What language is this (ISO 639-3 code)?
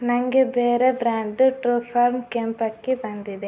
kan